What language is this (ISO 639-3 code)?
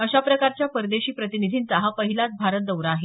mar